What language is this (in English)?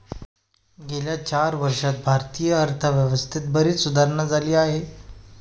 Marathi